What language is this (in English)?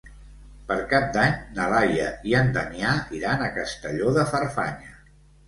Catalan